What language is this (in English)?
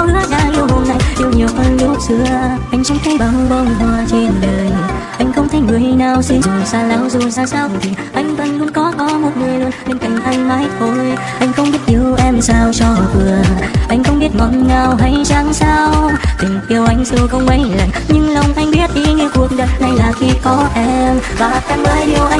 Vietnamese